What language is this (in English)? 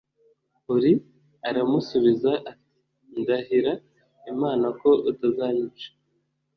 Kinyarwanda